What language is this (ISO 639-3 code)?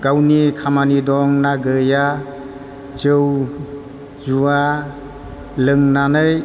brx